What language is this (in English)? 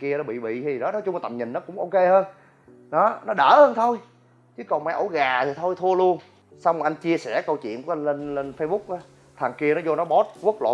Vietnamese